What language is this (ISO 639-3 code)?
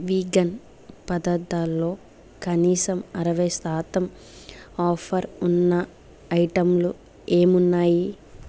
tel